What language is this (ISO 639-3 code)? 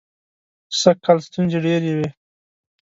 pus